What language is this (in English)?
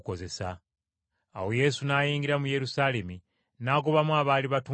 Ganda